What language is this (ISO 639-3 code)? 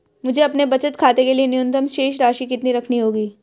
hin